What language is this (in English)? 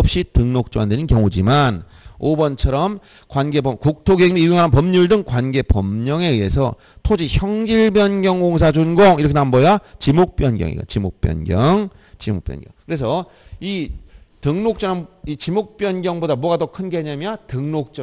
Korean